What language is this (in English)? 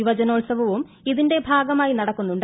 Malayalam